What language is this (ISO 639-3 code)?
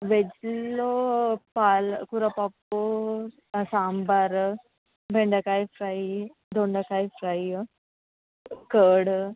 tel